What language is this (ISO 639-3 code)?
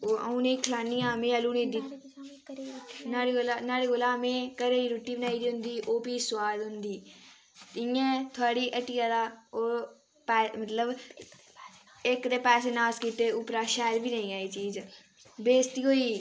doi